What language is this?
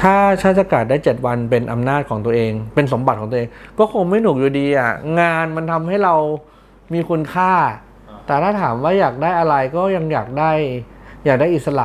Thai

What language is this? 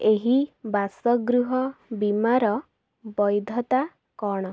Odia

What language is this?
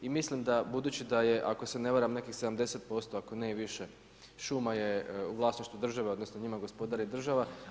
Croatian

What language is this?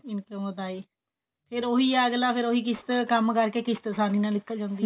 Punjabi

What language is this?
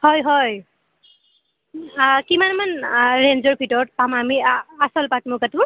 Assamese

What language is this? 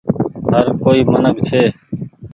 Goaria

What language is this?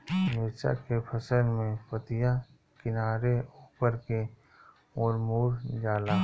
Bhojpuri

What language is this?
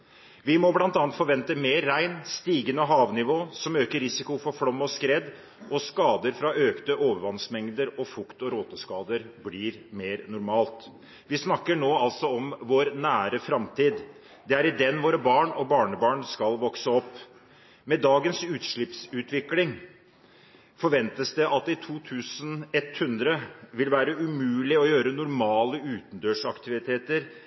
Norwegian Bokmål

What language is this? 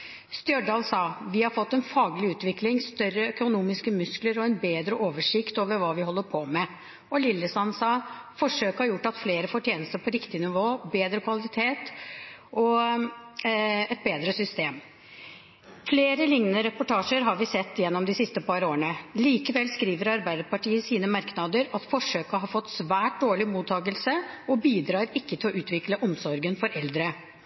Norwegian Bokmål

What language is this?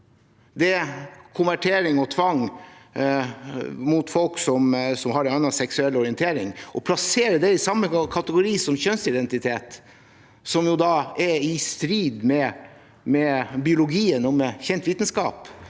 Norwegian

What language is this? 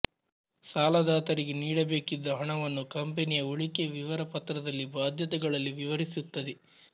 Kannada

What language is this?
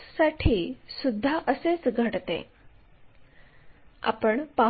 Marathi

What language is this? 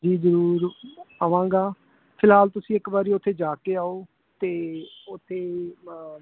Punjabi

